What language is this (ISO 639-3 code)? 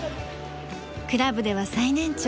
jpn